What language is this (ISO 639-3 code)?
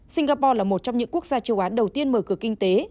vie